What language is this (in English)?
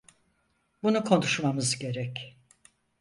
Turkish